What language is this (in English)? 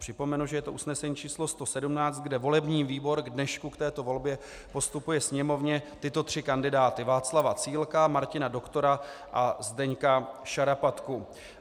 Czech